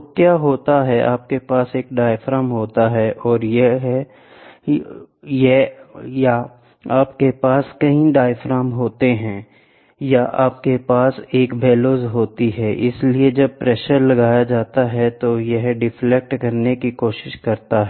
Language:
Hindi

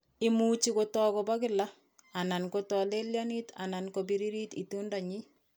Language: Kalenjin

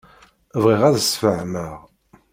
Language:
Kabyle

